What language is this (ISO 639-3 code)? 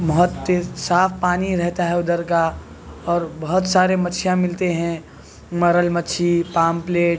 urd